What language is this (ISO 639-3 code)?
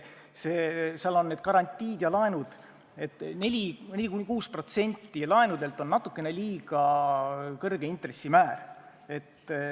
est